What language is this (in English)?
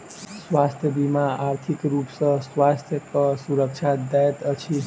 Maithili